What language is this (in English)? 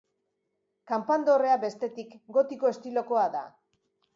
Basque